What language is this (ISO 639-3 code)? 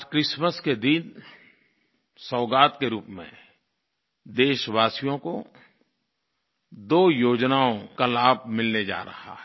hin